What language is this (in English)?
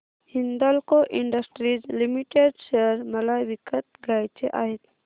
Marathi